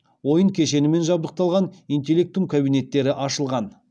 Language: Kazakh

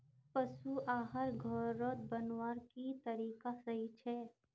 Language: Magahi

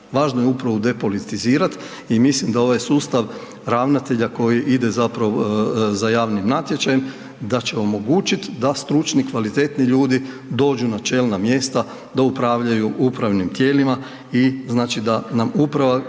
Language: Croatian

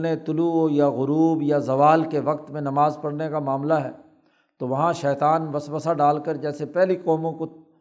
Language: Urdu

